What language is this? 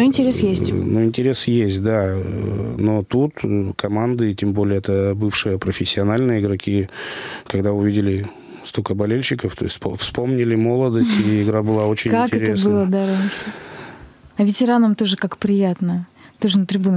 Russian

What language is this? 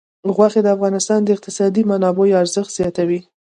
Pashto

